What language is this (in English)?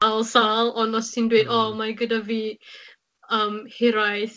Welsh